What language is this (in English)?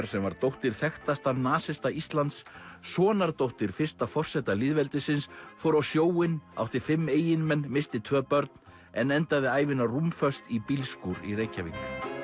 Icelandic